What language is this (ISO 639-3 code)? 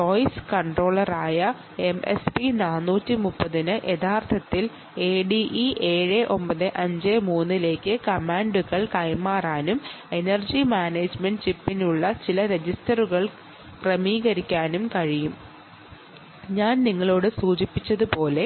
mal